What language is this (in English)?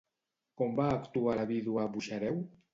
Catalan